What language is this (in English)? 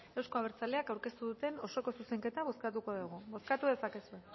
Basque